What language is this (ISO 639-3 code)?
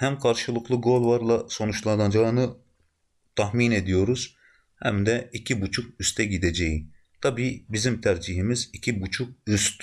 tur